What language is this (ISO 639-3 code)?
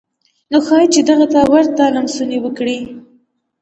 pus